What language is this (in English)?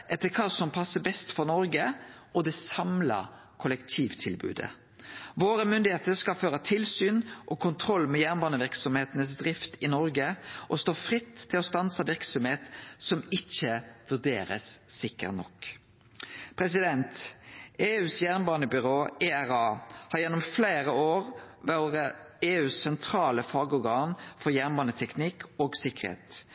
Norwegian Nynorsk